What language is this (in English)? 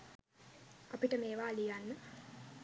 Sinhala